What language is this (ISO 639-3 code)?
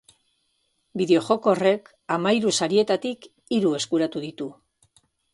eus